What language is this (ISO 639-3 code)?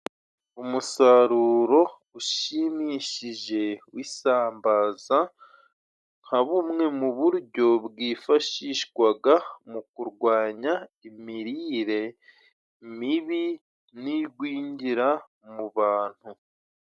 kin